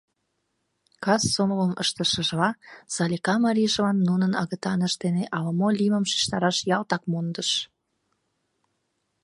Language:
Mari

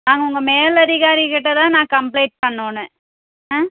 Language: Tamil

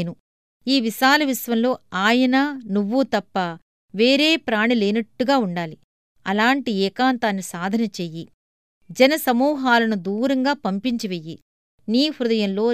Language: Telugu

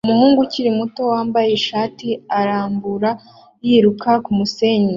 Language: Kinyarwanda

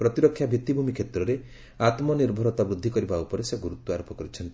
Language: Odia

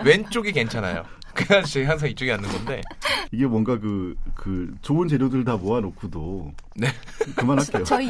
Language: Korean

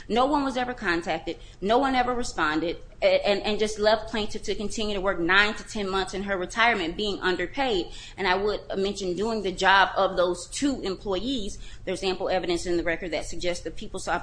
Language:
English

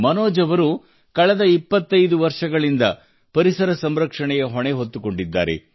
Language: Kannada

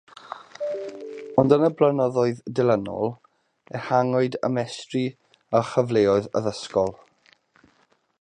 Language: Welsh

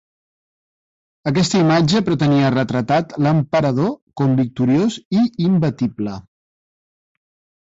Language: Catalan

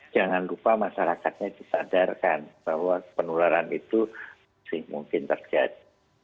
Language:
Indonesian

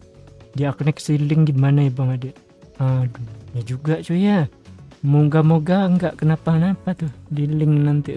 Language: Indonesian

